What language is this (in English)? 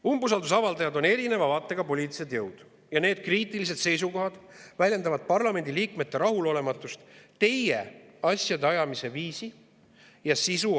Estonian